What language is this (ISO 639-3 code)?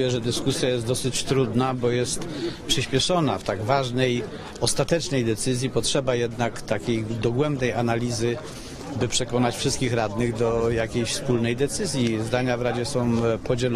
pol